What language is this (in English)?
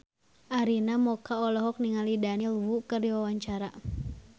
Sundanese